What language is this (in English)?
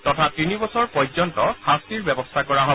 Assamese